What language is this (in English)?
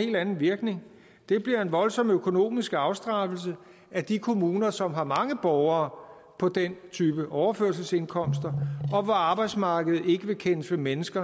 Danish